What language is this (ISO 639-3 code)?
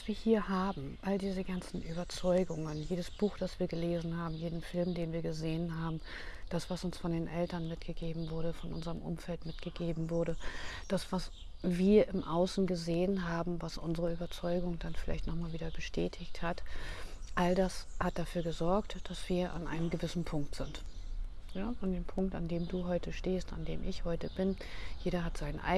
deu